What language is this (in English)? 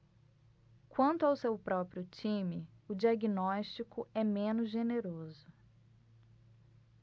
Portuguese